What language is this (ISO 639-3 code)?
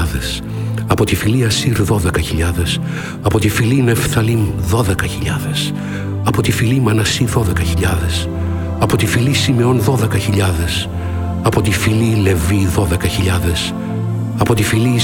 ell